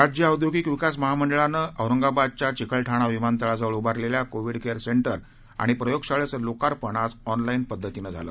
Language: Marathi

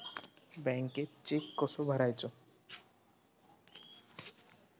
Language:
Marathi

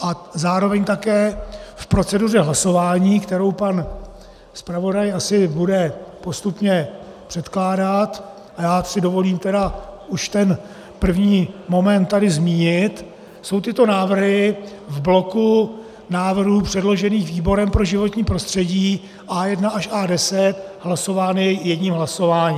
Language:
Czech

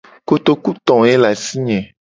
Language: Gen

